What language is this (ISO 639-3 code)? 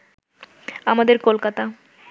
ben